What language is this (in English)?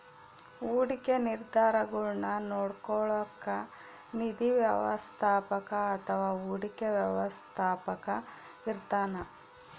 Kannada